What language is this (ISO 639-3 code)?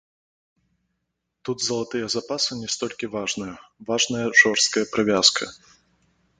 bel